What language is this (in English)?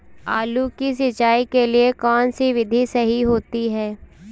Hindi